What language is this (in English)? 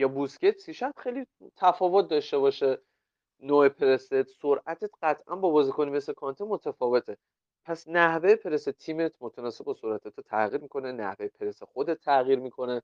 Persian